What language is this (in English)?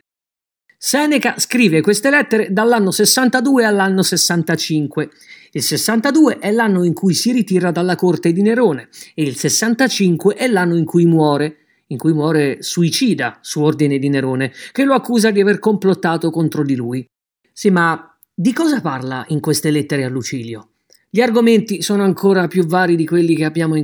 Italian